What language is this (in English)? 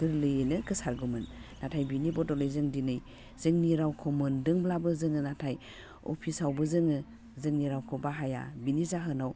Bodo